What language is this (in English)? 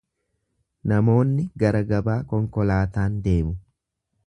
Oromo